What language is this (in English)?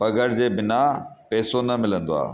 Sindhi